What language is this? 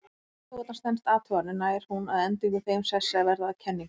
Icelandic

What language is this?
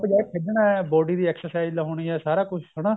Punjabi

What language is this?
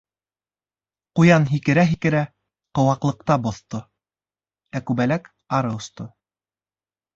Bashkir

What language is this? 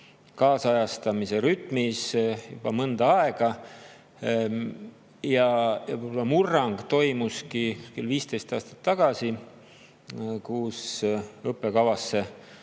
Estonian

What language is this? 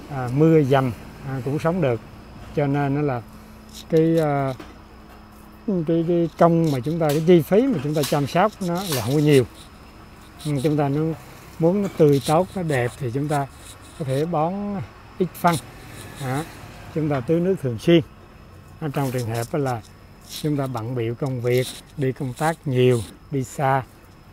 Vietnamese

